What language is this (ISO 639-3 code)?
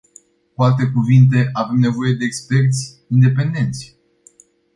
ron